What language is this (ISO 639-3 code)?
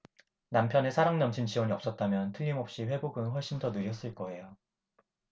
kor